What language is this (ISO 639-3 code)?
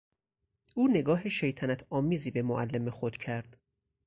fas